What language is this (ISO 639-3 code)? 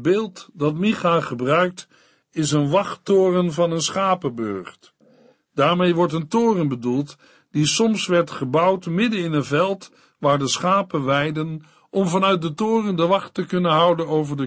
nld